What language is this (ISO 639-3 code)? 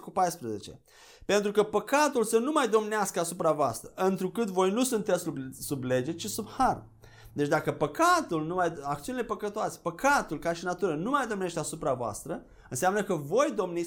ron